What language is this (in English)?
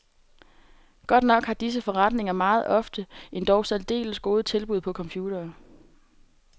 Danish